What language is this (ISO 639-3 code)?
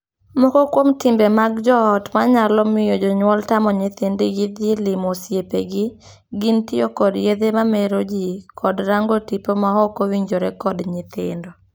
luo